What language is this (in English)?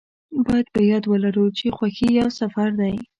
Pashto